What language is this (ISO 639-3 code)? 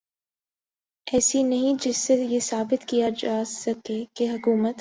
urd